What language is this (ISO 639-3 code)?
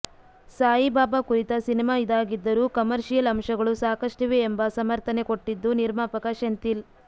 kan